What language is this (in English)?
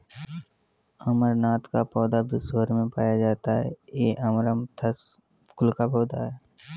Hindi